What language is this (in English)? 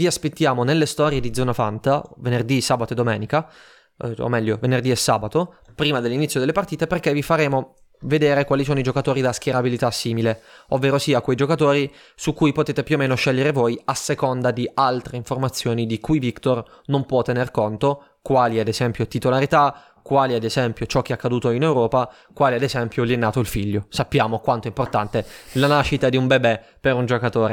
Italian